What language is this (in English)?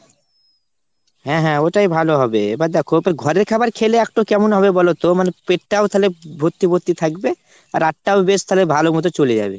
Bangla